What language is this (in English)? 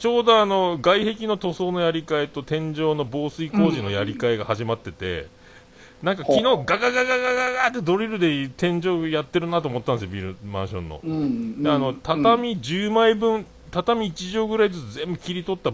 Japanese